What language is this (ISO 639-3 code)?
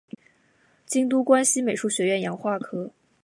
zho